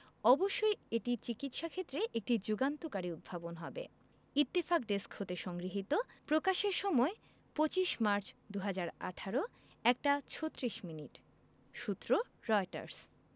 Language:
Bangla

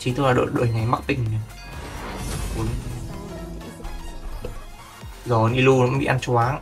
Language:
Vietnamese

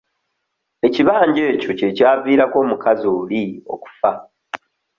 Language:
Ganda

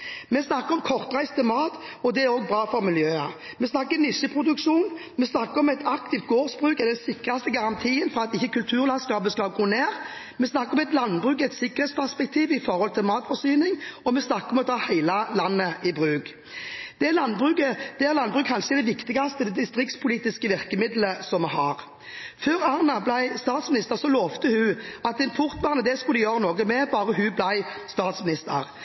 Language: Norwegian Bokmål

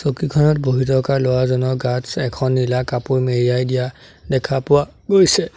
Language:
Assamese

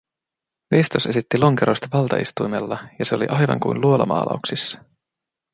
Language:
Finnish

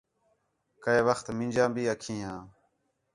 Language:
Khetrani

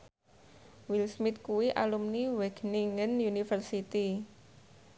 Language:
Javanese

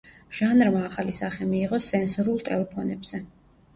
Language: Georgian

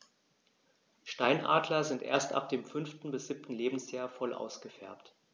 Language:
German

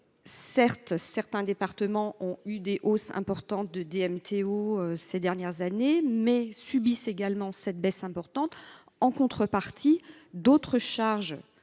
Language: French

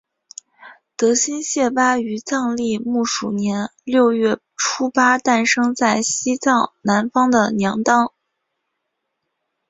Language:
Chinese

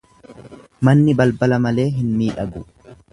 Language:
Oromo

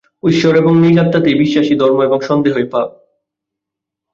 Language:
Bangla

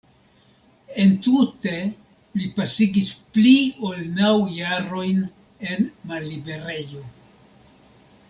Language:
Esperanto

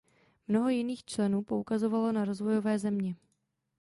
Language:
Czech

